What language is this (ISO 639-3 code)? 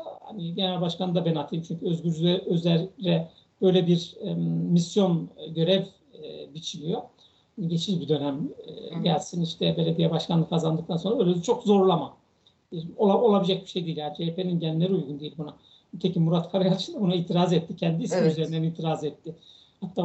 tur